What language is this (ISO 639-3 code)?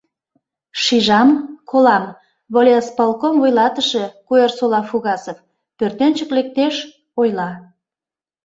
chm